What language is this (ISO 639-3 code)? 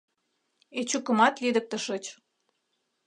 chm